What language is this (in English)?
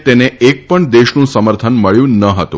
Gujarati